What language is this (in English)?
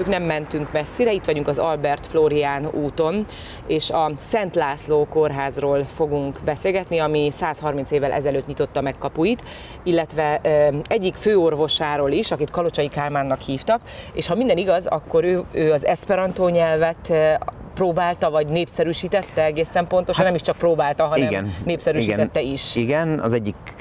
Hungarian